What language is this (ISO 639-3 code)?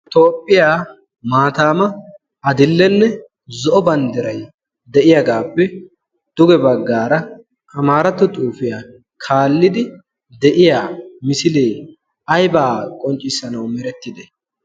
wal